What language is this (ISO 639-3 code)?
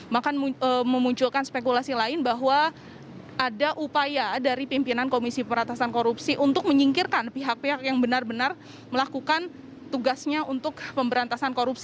ind